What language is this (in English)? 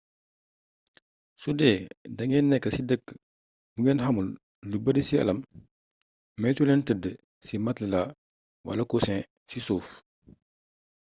Wolof